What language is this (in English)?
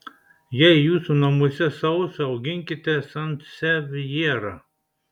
Lithuanian